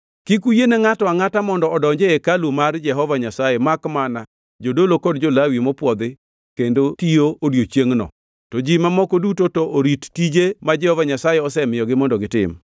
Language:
Luo (Kenya and Tanzania)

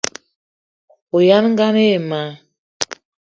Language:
Eton (Cameroon)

